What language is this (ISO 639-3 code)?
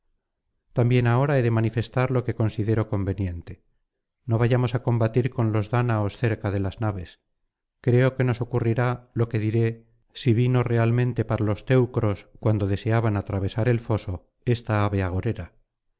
spa